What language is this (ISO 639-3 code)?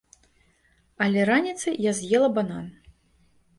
bel